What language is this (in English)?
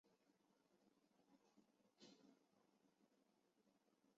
Chinese